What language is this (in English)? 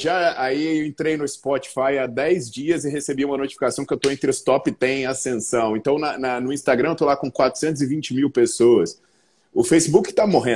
Portuguese